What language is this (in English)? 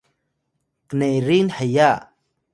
Atayal